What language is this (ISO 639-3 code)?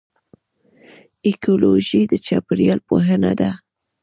pus